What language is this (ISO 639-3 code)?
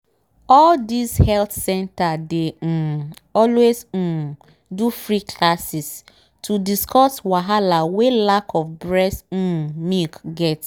pcm